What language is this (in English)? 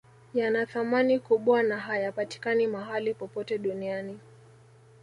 Swahili